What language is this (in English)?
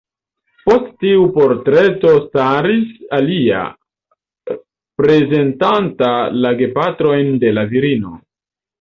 Esperanto